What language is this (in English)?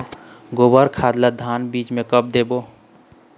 Chhattisgarhi